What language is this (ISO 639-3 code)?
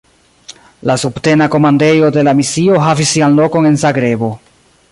epo